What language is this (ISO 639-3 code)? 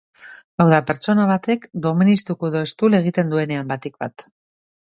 eus